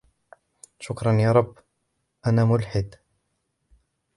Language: Arabic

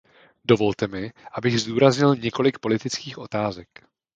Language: Czech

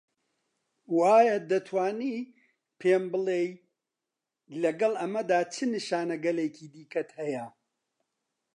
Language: Central Kurdish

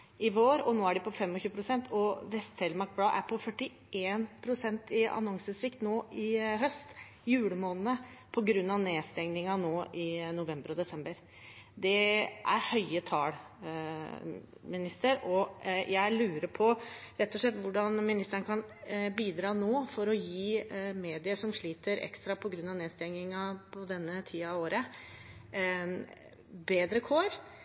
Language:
Norwegian Bokmål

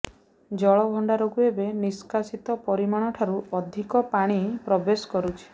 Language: Odia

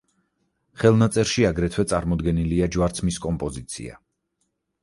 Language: Georgian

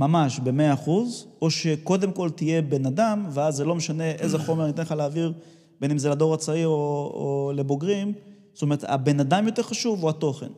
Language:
Hebrew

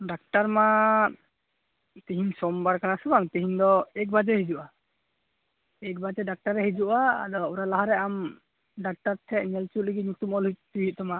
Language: Santali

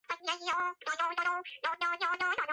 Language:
Georgian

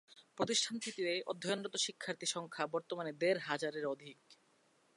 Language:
Bangla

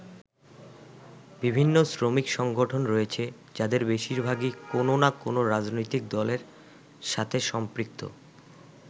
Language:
Bangla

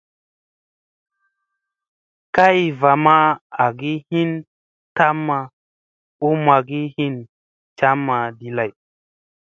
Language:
Musey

